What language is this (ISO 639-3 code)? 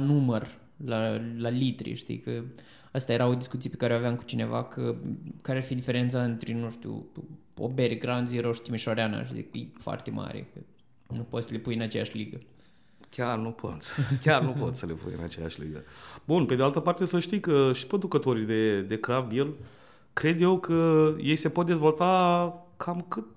ron